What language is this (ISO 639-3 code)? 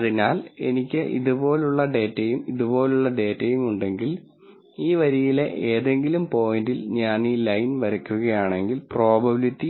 mal